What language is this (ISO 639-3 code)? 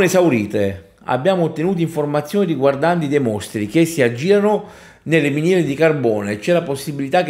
ita